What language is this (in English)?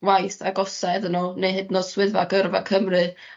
Welsh